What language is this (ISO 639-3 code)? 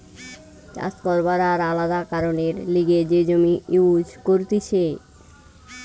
ben